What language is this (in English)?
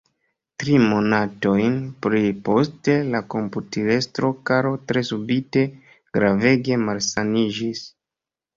Esperanto